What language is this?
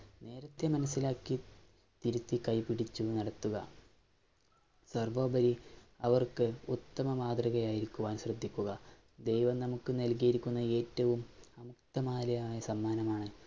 Malayalam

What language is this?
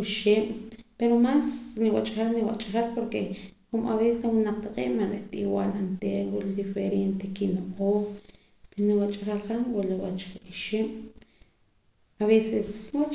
Poqomam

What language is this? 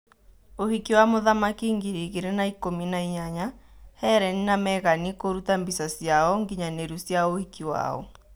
Kikuyu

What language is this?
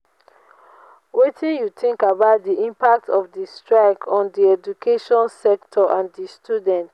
Nigerian Pidgin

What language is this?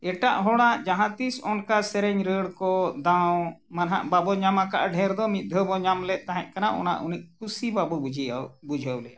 Santali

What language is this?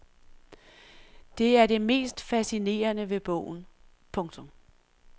Danish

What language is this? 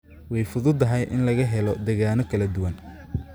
Somali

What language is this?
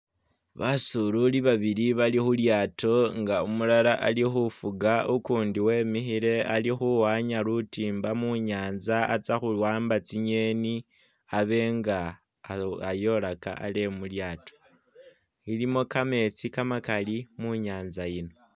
Masaaba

